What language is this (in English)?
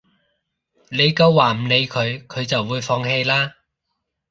Cantonese